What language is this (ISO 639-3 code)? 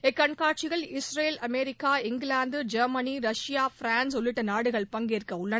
tam